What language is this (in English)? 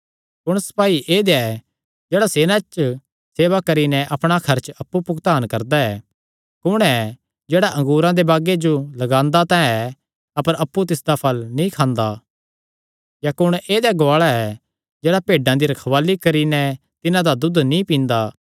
Kangri